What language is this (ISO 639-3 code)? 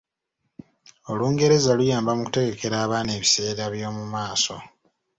lug